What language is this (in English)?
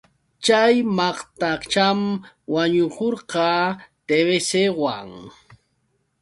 Yauyos Quechua